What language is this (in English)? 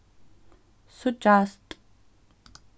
Faroese